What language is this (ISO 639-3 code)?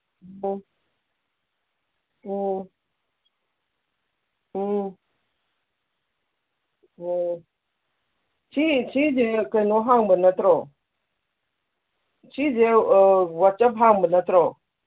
mni